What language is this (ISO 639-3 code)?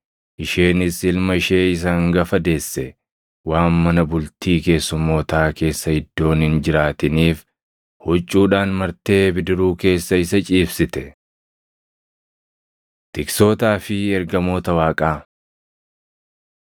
orm